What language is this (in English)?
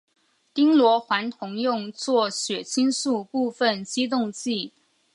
Chinese